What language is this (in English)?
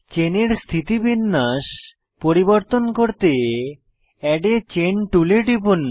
Bangla